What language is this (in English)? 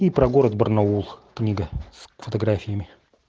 Russian